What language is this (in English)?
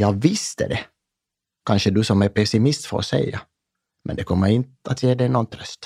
Swedish